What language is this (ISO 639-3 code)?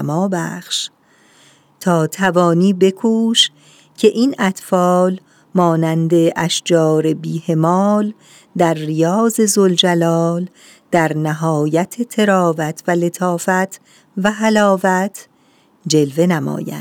fas